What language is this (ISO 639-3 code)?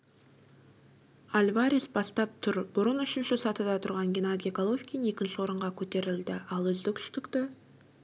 kaz